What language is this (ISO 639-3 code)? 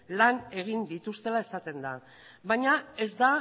eus